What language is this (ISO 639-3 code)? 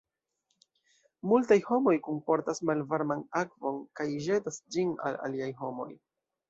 epo